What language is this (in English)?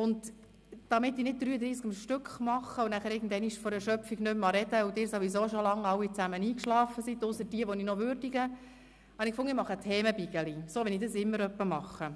Swiss German